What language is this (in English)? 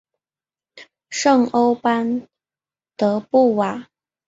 Chinese